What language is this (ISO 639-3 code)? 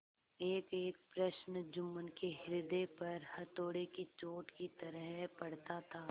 hin